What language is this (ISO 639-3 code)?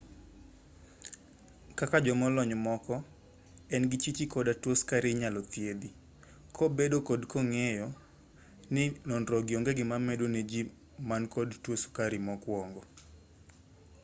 luo